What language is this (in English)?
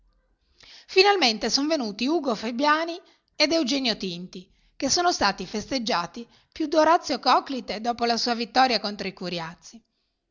Italian